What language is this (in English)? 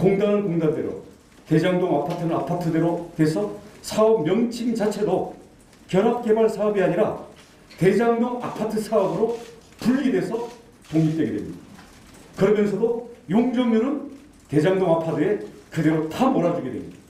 Korean